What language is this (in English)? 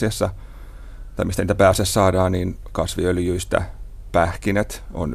Finnish